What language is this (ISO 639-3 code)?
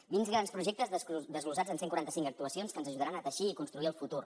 cat